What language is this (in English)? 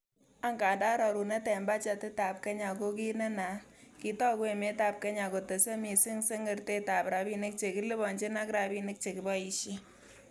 Kalenjin